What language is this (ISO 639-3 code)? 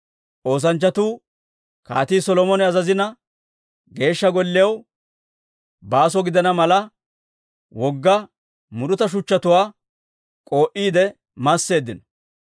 dwr